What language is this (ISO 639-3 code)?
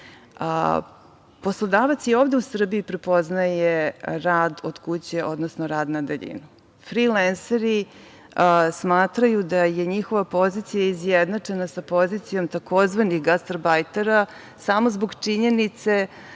srp